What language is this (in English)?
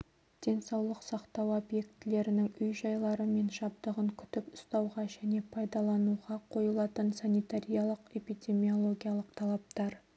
Kazakh